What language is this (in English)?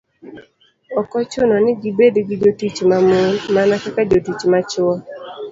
Luo (Kenya and Tanzania)